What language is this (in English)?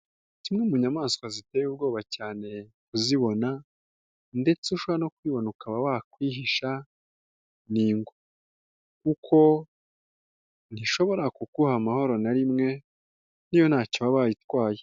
Kinyarwanda